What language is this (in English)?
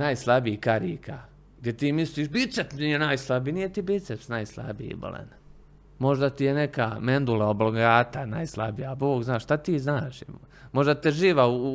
Croatian